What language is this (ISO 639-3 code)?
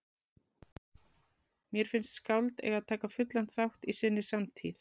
isl